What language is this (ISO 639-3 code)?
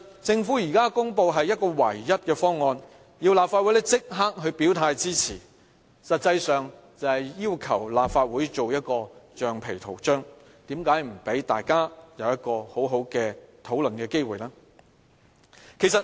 yue